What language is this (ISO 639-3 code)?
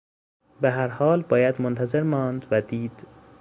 fas